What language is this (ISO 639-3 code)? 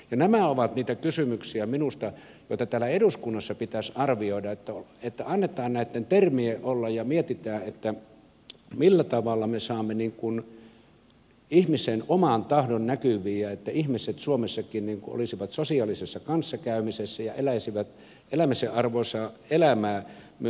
fin